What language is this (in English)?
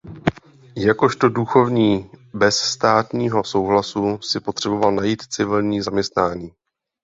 Czech